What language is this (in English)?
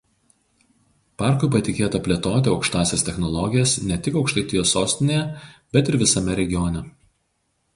Lithuanian